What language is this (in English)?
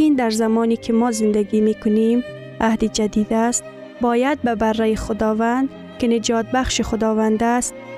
Persian